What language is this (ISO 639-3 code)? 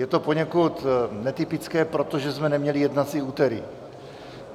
ces